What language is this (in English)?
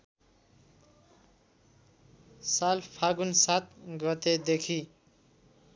Nepali